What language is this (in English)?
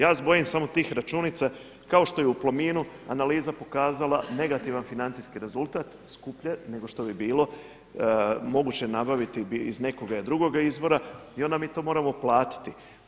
Croatian